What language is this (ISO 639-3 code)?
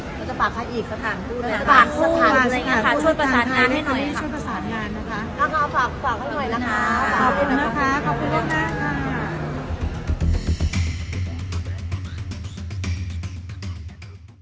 tha